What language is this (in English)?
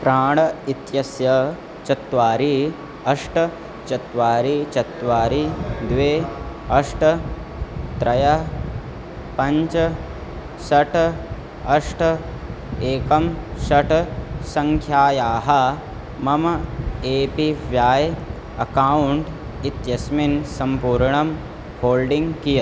Sanskrit